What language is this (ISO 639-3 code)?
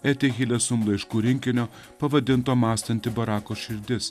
lit